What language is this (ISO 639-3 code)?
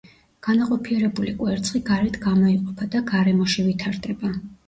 kat